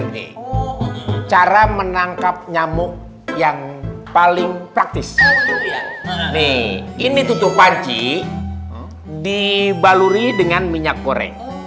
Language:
Indonesian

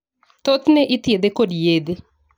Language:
Luo (Kenya and Tanzania)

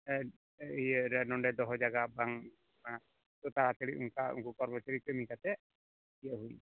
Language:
Santali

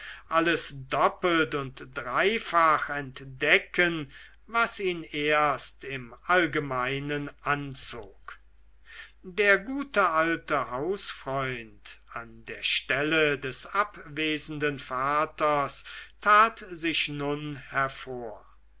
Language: German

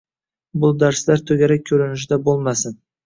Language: Uzbek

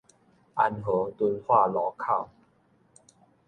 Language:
Min Nan Chinese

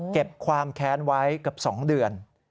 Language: Thai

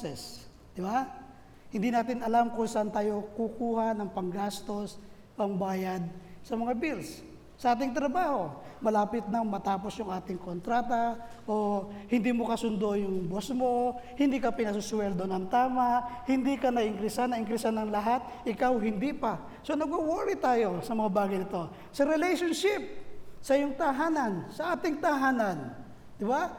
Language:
Filipino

